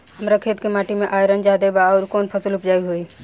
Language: Bhojpuri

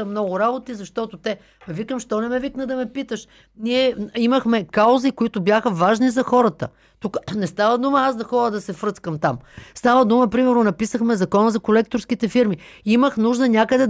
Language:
Bulgarian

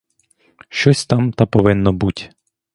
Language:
Ukrainian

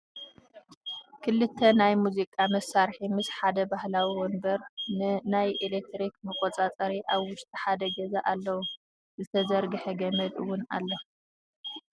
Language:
Tigrinya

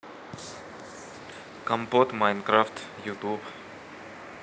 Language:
Russian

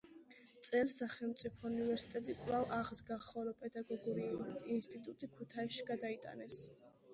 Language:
Georgian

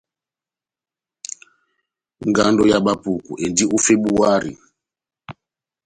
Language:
Batanga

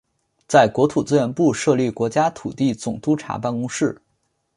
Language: Chinese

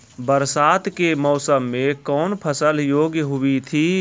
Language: Maithili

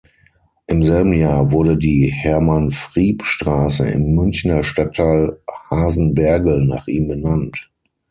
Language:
German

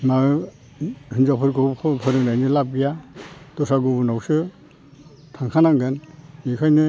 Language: Bodo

